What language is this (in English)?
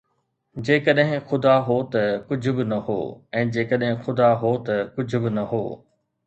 Sindhi